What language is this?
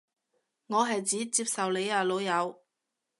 Cantonese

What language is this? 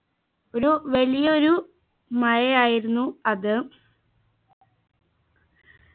Malayalam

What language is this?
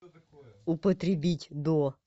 Russian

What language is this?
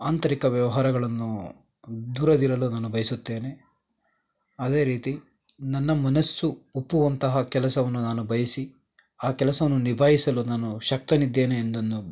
Kannada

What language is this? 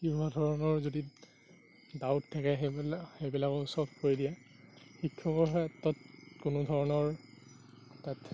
Assamese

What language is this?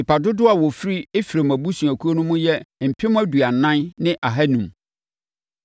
Akan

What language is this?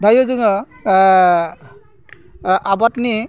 Bodo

